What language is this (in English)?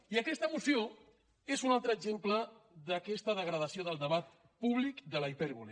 Catalan